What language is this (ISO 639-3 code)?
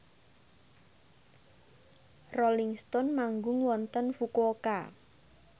jav